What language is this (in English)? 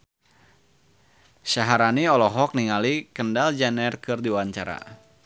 Sundanese